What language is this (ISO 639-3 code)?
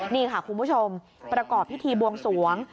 tha